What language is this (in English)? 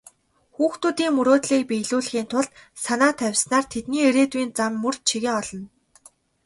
Mongolian